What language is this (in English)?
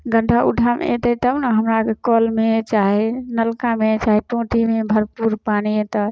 Maithili